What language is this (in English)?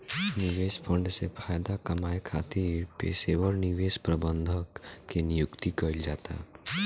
Bhojpuri